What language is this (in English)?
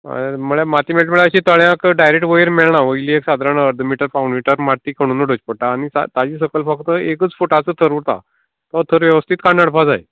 Konkani